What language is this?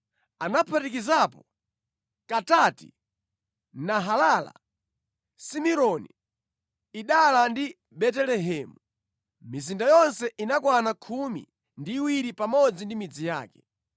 Nyanja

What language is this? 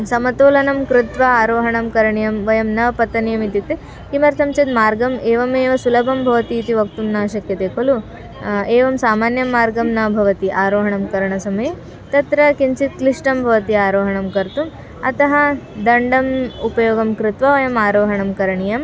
Sanskrit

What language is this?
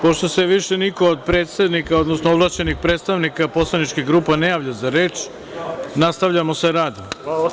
Serbian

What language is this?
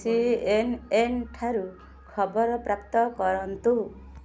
Odia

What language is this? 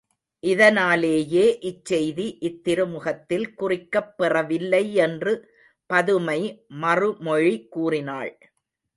Tamil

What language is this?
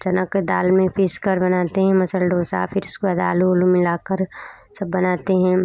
Hindi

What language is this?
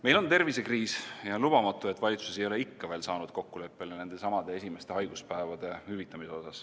Estonian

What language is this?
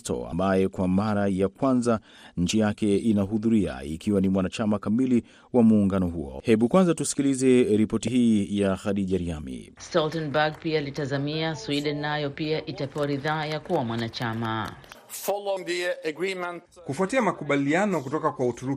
Swahili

